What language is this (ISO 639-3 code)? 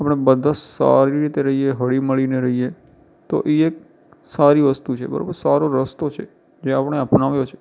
guj